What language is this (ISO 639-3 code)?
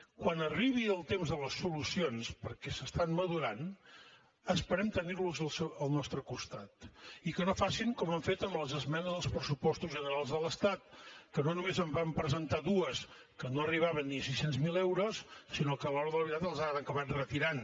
cat